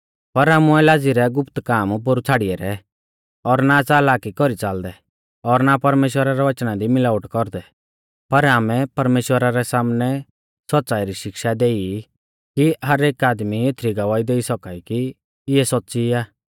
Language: Mahasu Pahari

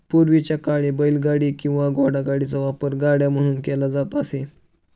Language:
Marathi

